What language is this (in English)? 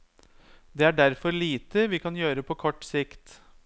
Norwegian